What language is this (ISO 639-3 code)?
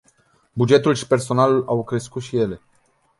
ron